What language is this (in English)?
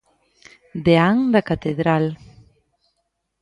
Galician